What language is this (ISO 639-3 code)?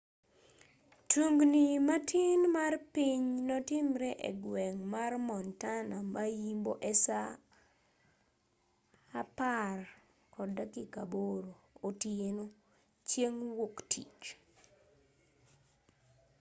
luo